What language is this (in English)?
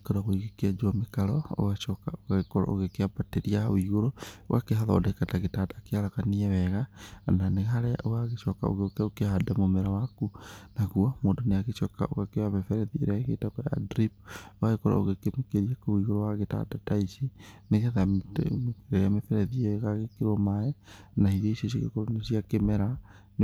Kikuyu